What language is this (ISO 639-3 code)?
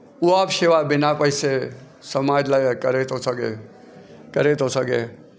snd